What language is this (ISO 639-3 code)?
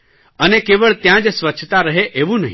guj